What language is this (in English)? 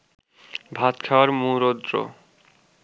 Bangla